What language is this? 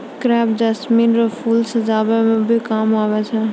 Maithili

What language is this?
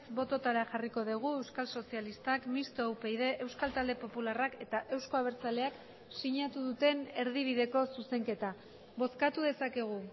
Basque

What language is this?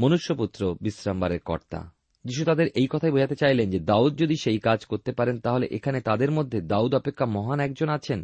Bangla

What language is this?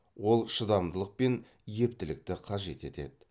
Kazakh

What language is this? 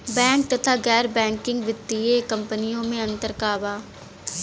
Bhojpuri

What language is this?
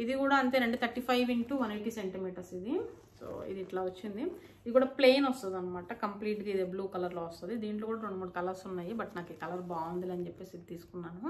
Telugu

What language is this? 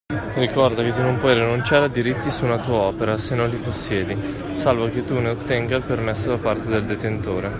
Italian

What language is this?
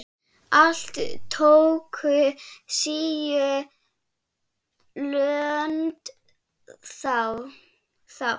Icelandic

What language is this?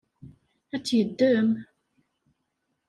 Kabyle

